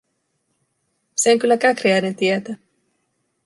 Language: Finnish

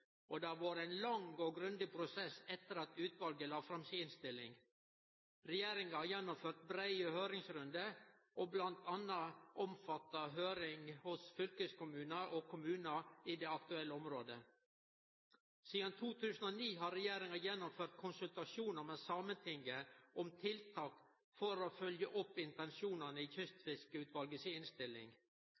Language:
Norwegian Nynorsk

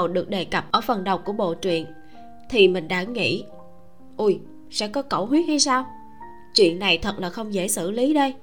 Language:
Vietnamese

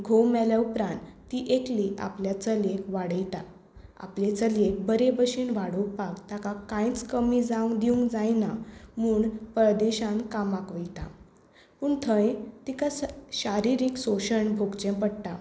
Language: Konkani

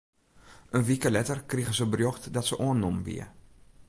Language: Western Frisian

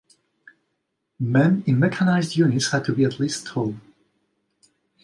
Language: English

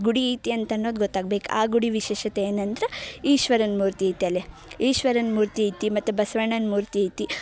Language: Kannada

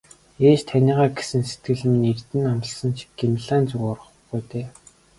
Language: Mongolian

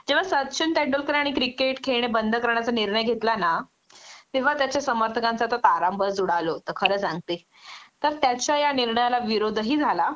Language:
Marathi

